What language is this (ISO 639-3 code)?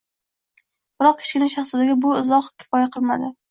uzb